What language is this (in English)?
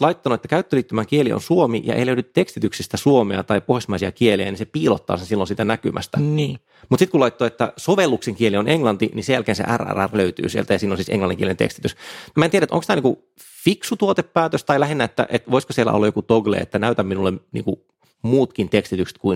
Finnish